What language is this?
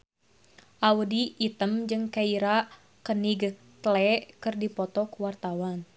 Sundanese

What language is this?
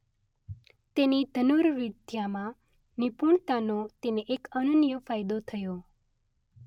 Gujarati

